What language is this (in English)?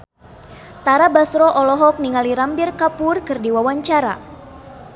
Sundanese